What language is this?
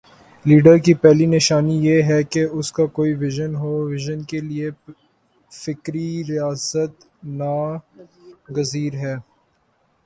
Urdu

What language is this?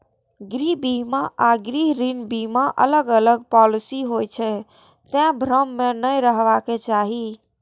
Maithili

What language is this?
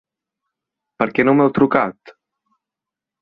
Catalan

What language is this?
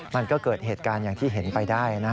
Thai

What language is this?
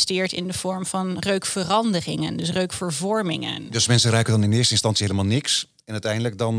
Dutch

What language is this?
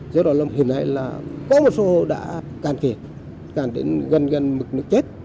Vietnamese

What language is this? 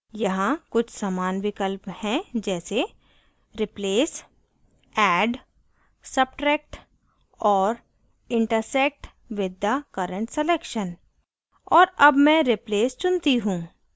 Hindi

